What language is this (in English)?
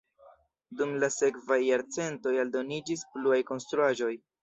Esperanto